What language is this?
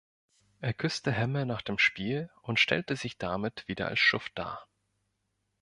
German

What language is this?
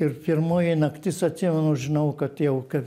Lithuanian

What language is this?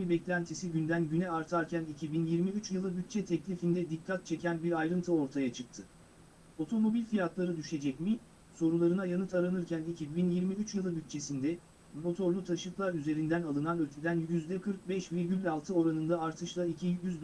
Turkish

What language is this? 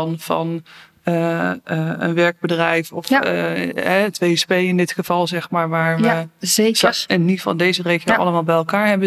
Dutch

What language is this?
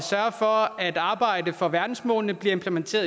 Danish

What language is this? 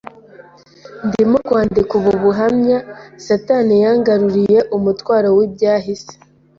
Kinyarwanda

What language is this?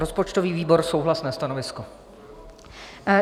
Czech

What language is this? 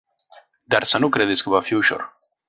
Romanian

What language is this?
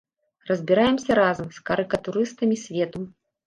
Belarusian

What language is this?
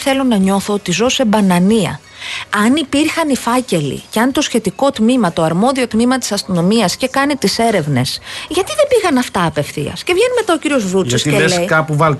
Greek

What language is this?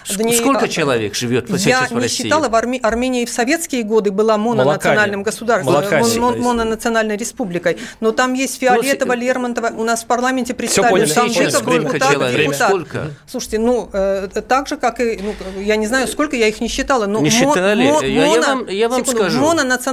Russian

